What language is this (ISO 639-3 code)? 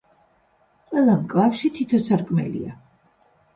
kat